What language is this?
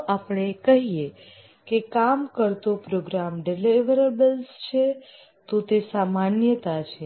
Gujarati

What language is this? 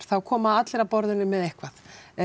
Icelandic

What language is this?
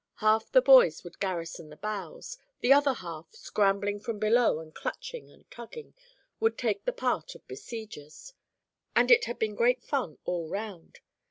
English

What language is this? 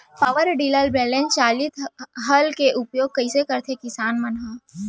Chhattisgarhi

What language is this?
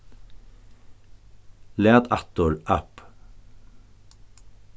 Faroese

